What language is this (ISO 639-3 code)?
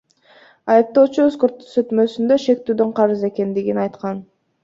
kir